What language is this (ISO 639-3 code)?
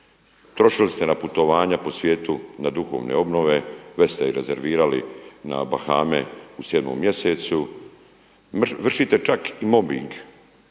hrv